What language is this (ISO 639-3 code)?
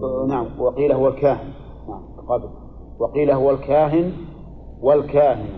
ara